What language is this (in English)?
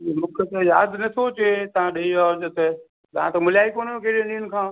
Sindhi